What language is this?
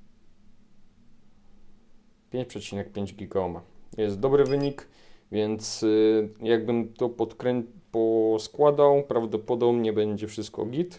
Polish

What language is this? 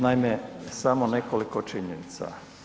Croatian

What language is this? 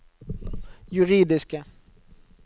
Norwegian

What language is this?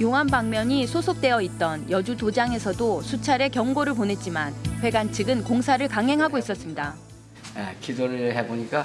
Korean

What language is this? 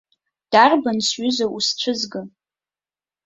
Abkhazian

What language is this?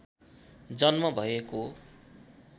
Nepali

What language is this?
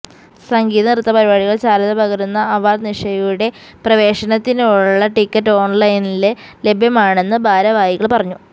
Malayalam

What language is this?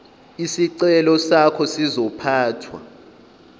Zulu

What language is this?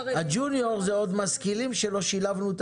Hebrew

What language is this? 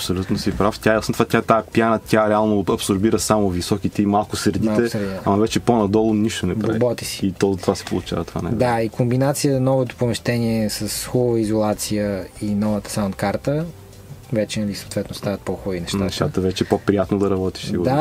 Bulgarian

